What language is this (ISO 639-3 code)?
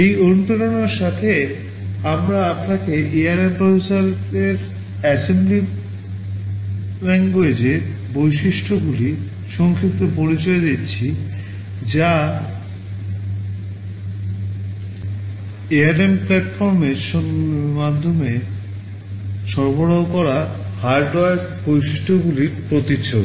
ben